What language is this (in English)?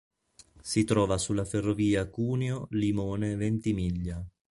Italian